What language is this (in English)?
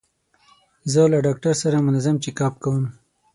Pashto